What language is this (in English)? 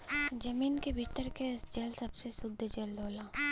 Bhojpuri